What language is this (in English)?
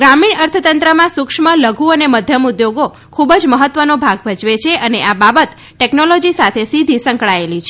Gujarati